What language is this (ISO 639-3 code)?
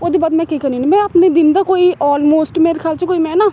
doi